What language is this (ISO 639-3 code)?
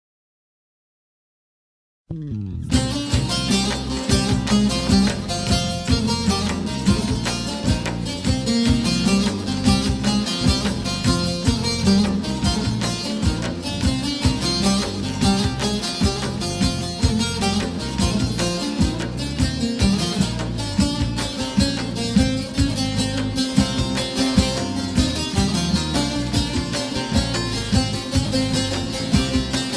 tur